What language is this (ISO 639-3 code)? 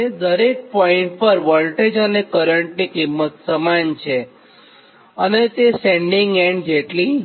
guj